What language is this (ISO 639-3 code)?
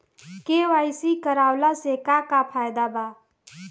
bho